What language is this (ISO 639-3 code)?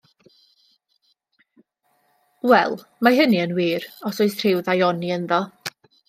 cym